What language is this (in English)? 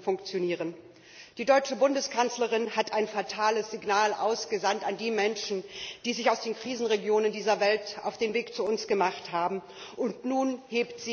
German